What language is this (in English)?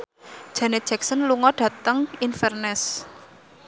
Javanese